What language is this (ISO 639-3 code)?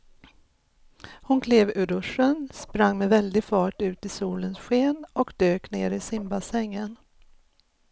swe